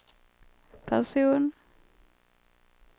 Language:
Swedish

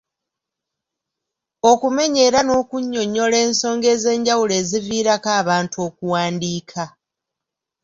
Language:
Ganda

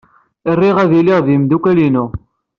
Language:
Kabyle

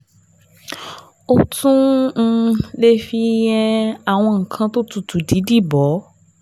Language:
Yoruba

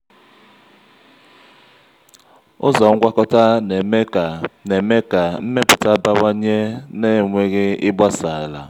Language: Igbo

